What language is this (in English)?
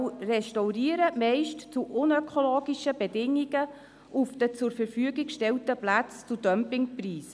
Swiss German